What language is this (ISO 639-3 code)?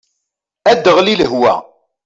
kab